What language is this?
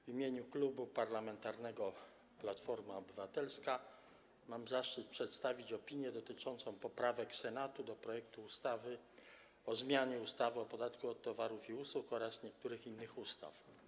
Polish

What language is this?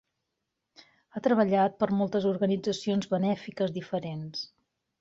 Catalan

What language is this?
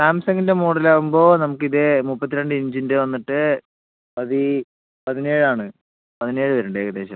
Malayalam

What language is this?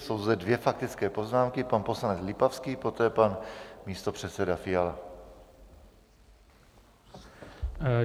Czech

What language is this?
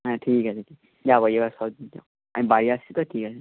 Bangla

